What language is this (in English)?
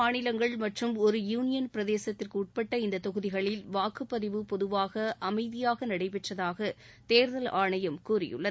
Tamil